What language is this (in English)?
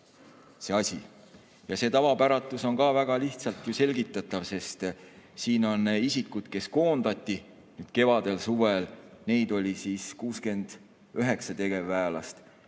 Estonian